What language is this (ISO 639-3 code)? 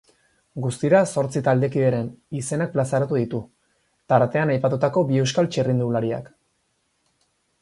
eus